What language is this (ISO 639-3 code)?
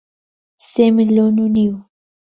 ckb